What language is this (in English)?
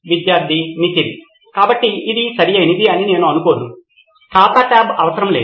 Telugu